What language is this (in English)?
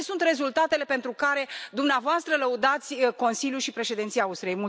Romanian